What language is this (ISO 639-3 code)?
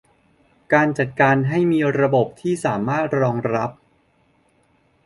tha